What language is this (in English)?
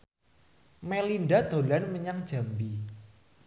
Javanese